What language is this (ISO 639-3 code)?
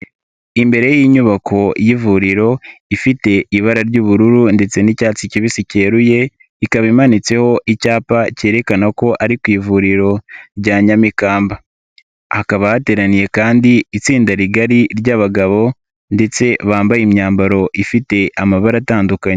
kin